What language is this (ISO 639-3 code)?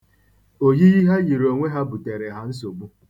ibo